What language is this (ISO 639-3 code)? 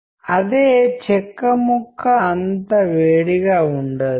tel